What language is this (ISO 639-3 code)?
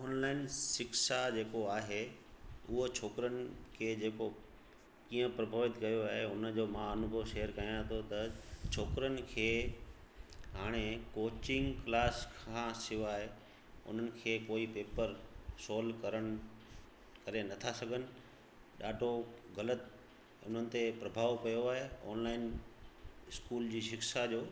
snd